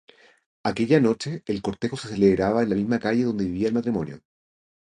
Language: Spanish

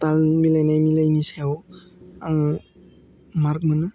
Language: Bodo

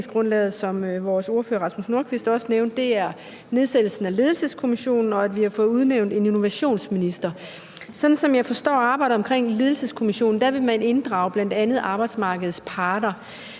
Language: Danish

